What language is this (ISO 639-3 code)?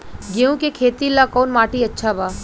bho